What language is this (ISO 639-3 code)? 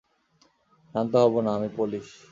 ben